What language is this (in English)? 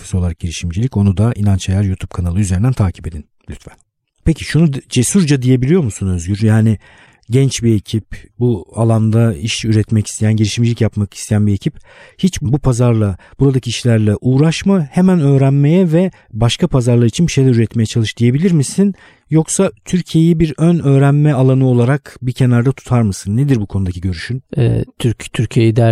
Turkish